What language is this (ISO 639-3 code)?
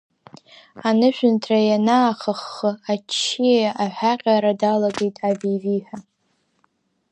abk